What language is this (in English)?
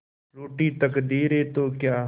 Hindi